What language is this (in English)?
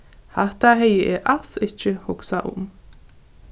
Faroese